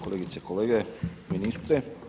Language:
Croatian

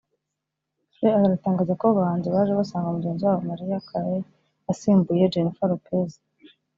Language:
Kinyarwanda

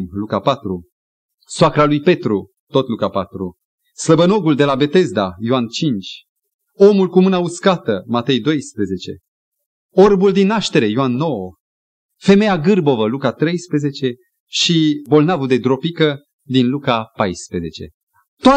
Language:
Romanian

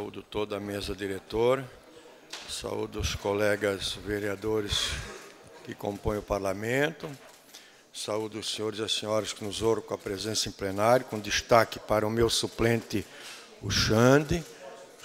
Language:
Portuguese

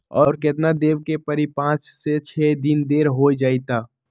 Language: Magahi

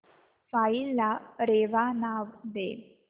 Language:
Marathi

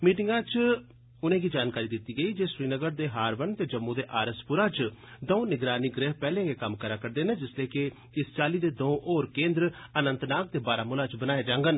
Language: Dogri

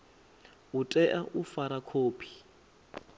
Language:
Venda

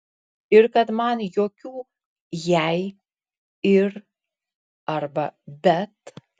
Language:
Lithuanian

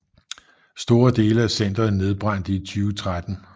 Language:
Danish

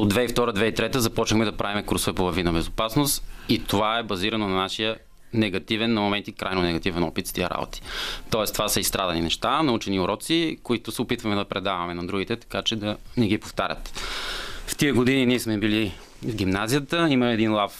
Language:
Bulgarian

